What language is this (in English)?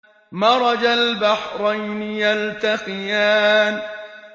Arabic